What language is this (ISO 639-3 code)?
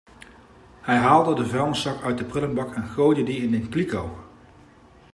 nld